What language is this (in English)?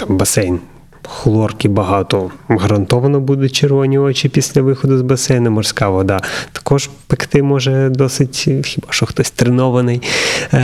Ukrainian